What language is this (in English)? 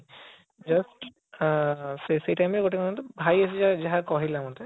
Odia